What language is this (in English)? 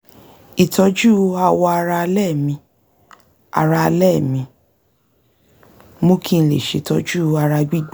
Yoruba